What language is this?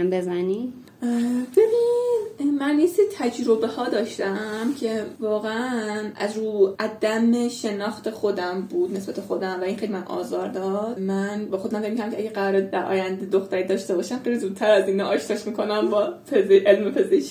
Persian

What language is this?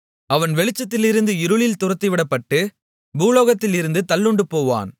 Tamil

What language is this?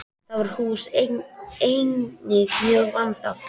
Icelandic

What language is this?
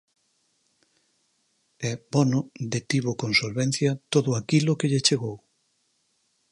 Galician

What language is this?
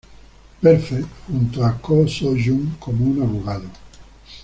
Spanish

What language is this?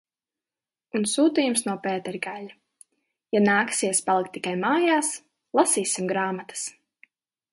Latvian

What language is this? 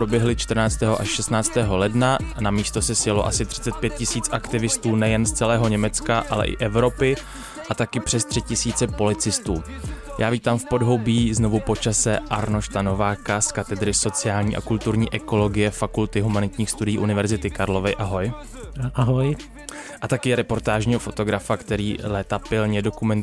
Czech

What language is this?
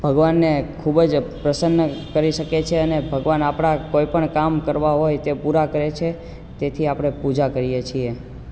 Gujarati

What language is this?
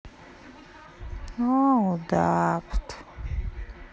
Russian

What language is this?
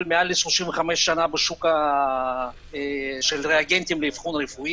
Hebrew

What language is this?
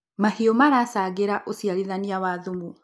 Kikuyu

